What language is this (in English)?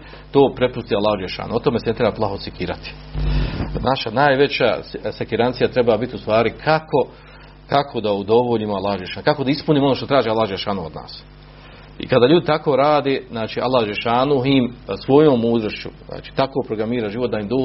Croatian